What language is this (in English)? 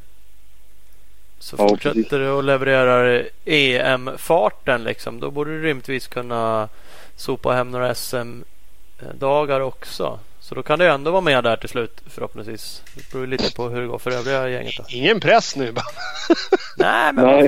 Swedish